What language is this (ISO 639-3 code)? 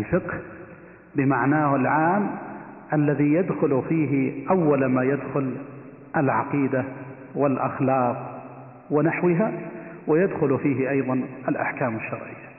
ara